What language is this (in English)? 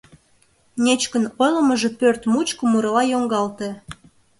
Mari